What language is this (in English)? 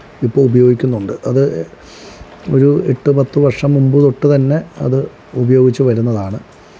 Malayalam